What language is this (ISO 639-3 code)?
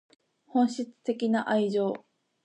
jpn